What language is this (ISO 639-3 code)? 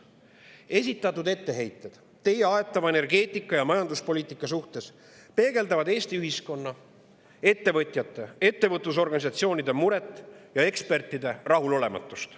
est